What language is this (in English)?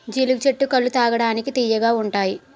Telugu